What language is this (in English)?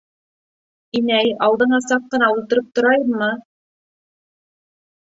Bashkir